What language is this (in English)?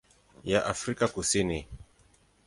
Swahili